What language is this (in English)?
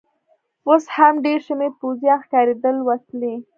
Pashto